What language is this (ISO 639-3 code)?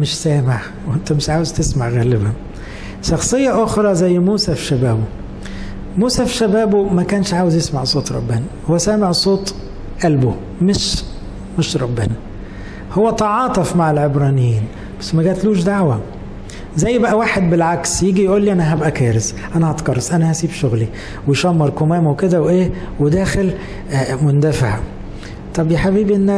ara